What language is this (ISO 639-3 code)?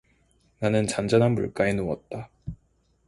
kor